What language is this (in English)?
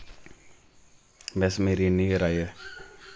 Dogri